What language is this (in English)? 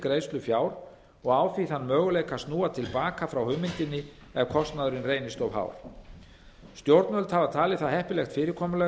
Icelandic